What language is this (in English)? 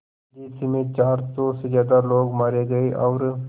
Hindi